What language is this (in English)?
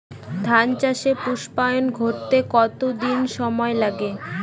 Bangla